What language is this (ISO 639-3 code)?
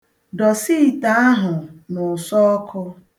ibo